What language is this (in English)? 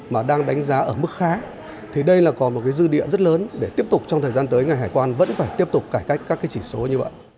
Vietnamese